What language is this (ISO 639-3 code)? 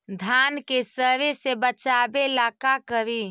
mag